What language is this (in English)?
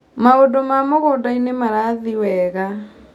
Kikuyu